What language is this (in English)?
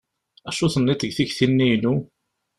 Kabyle